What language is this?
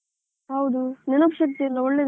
Kannada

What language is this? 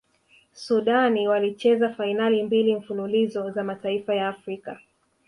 Swahili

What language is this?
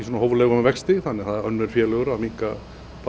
Icelandic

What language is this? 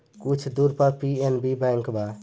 Bhojpuri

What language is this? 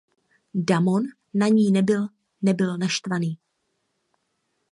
Czech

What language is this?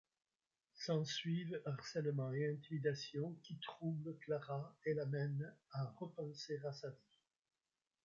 French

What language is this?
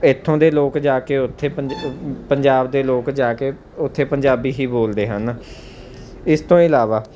Punjabi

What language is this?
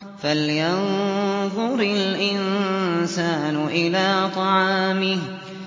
Arabic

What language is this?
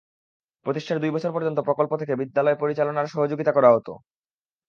Bangla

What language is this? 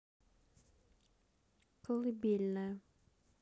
Russian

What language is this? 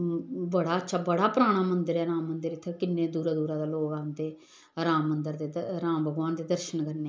Dogri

